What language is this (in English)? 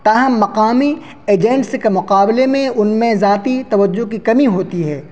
Urdu